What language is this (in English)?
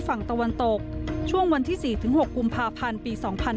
Thai